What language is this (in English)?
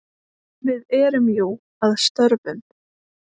Icelandic